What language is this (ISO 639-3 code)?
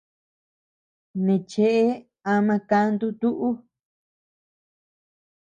cux